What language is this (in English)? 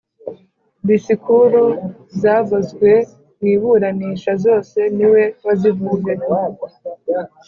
Kinyarwanda